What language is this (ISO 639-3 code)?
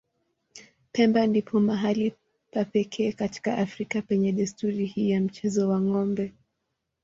swa